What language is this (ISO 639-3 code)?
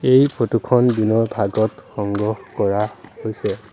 asm